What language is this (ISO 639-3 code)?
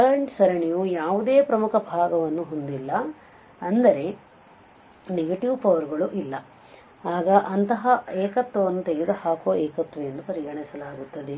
kan